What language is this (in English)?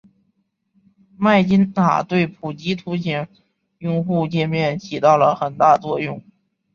Chinese